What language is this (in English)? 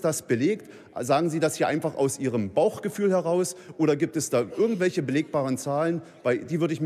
German